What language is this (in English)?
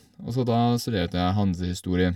Norwegian